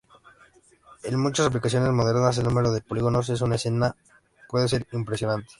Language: Spanish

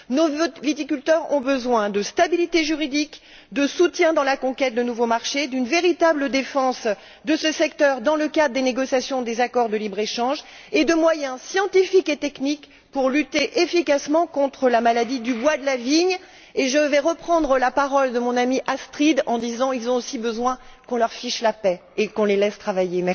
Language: French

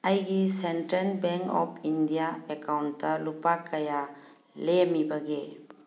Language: Manipuri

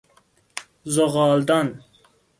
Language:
Persian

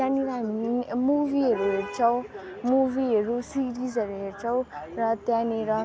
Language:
Nepali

